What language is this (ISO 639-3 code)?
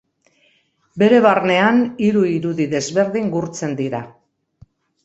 eus